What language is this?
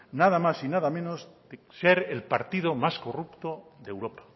Spanish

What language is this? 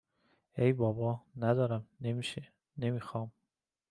Persian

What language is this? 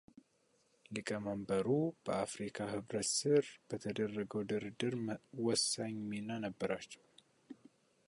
Amharic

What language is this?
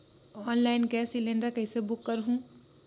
Chhattisgarhi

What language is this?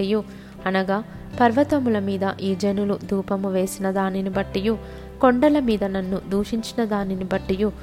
Telugu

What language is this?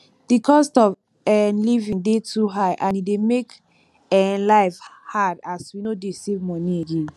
Nigerian Pidgin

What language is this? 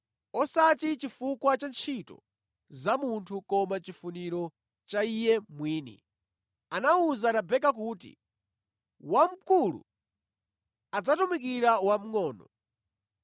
Nyanja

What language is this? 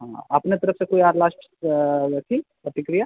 Maithili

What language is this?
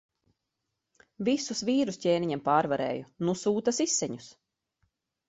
Latvian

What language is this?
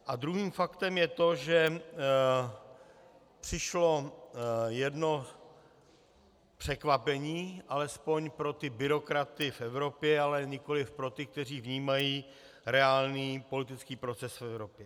Czech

